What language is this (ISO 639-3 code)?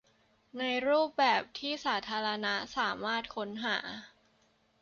tha